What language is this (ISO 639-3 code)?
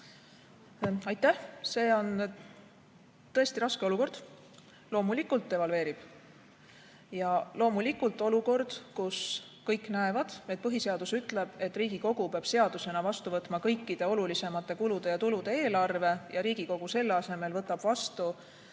est